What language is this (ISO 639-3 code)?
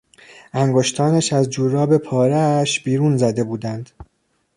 fas